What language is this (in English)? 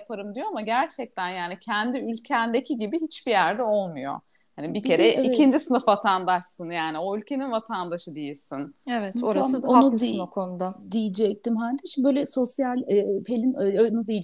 Turkish